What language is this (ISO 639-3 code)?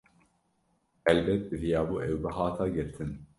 kur